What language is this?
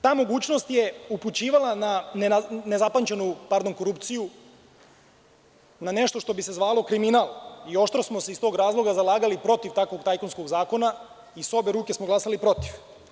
Serbian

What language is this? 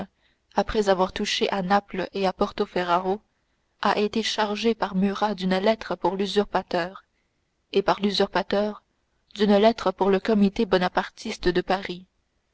French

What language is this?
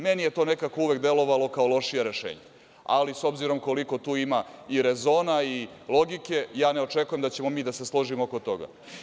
Serbian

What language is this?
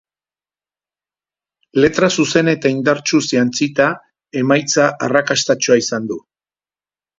Basque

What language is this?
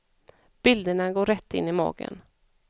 Swedish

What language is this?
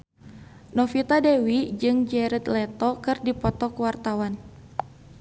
Sundanese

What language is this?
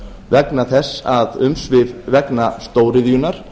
Icelandic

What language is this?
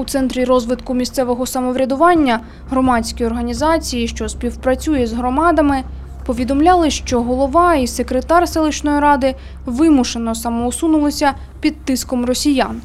Ukrainian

